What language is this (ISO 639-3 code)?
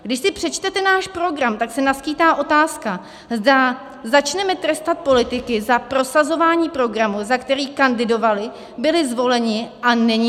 ces